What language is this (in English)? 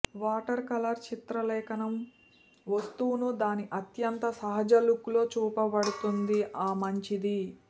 Telugu